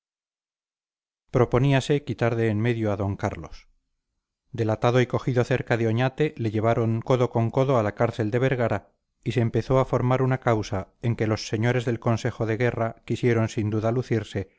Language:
Spanish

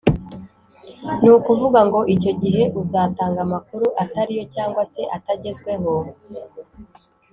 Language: Kinyarwanda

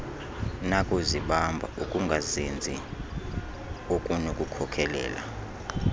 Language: Xhosa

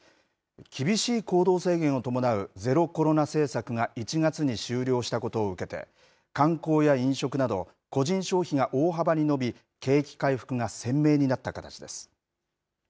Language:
Japanese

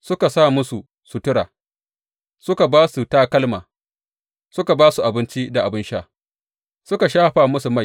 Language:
Hausa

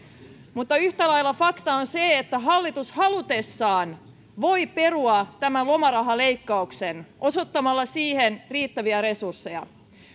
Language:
Finnish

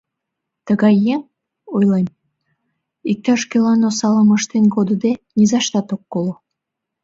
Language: Mari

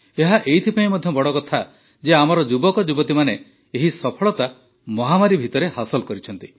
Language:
Odia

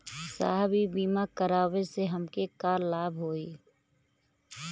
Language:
Bhojpuri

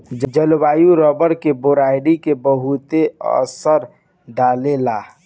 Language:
Bhojpuri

